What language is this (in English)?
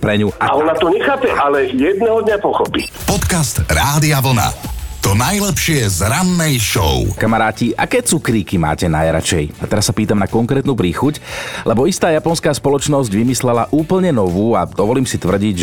Slovak